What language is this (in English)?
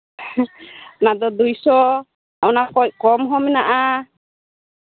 Santali